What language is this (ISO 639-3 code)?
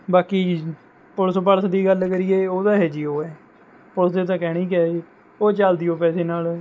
pan